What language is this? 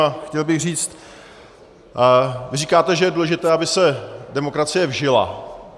Czech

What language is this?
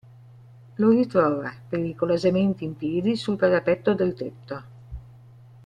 Italian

